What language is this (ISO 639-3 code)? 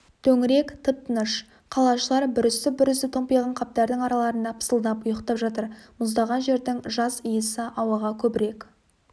kaz